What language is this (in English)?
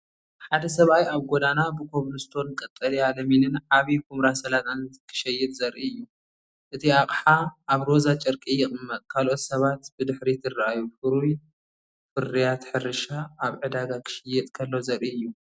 Tigrinya